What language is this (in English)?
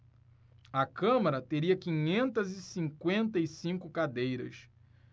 Portuguese